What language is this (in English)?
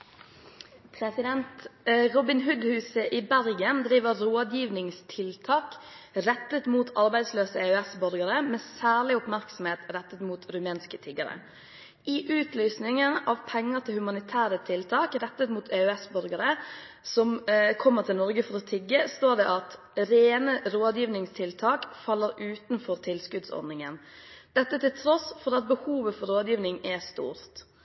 Norwegian